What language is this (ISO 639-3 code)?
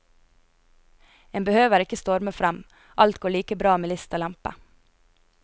nor